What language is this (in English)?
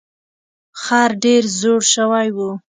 Pashto